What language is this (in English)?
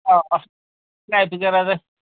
Nepali